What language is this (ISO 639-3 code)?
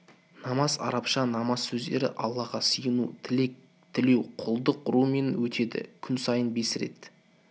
kaz